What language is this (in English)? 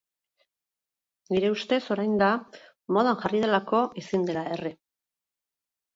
Basque